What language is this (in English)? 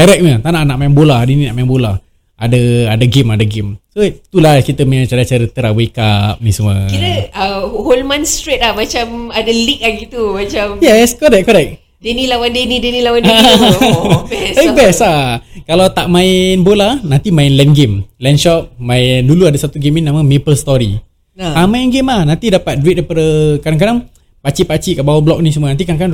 Malay